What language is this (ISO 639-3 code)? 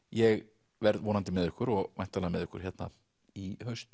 isl